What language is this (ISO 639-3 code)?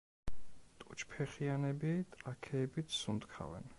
kat